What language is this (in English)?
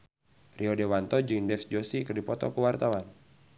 Sundanese